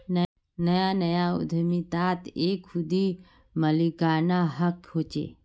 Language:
Magahi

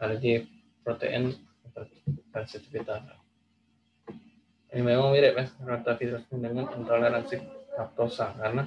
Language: Indonesian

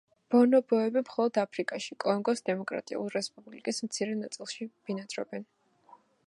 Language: Georgian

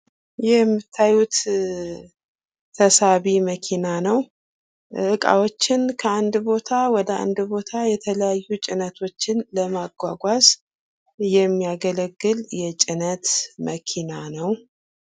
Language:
Amharic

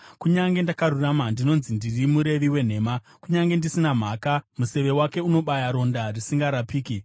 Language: Shona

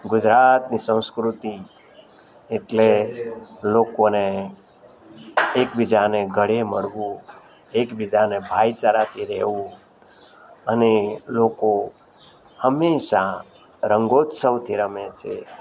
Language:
Gujarati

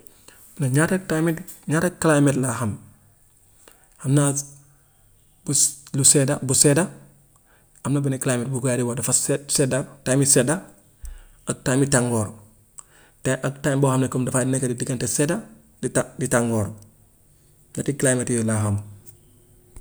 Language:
Gambian Wolof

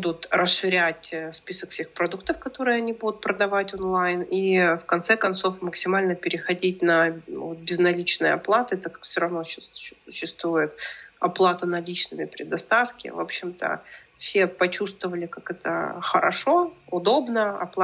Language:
Russian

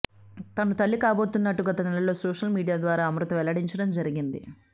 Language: Telugu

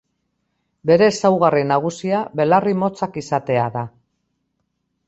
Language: Basque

